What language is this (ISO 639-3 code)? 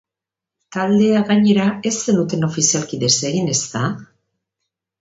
eus